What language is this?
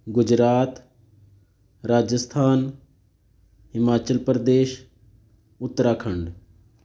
Punjabi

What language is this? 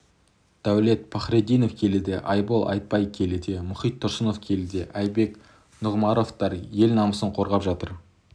Kazakh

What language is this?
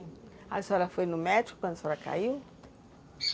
Portuguese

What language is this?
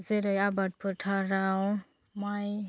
Bodo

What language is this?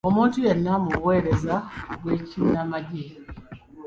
Ganda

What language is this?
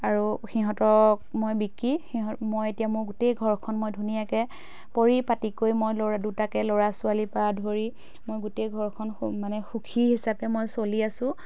Assamese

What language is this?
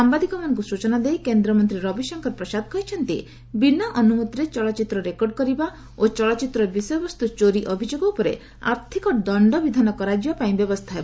Odia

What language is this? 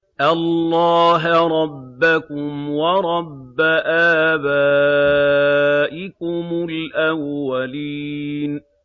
Arabic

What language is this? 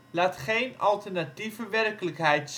Dutch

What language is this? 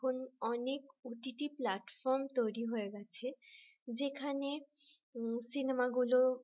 Bangla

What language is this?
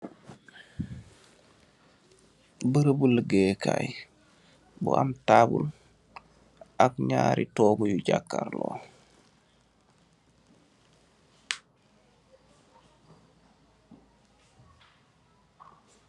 Wolof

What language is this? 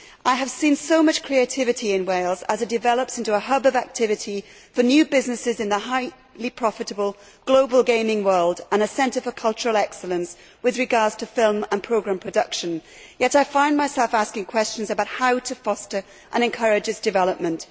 English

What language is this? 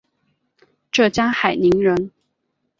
Chinese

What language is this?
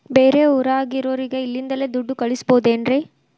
Kannada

